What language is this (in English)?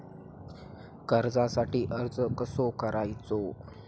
Marathi